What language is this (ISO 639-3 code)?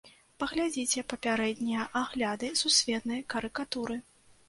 bel